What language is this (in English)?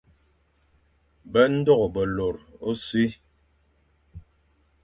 Fang